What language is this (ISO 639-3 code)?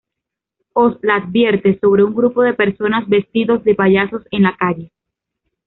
spa